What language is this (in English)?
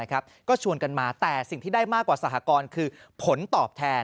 Thai